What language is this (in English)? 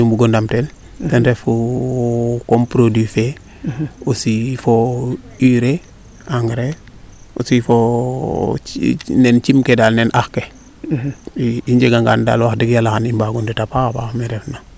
Serer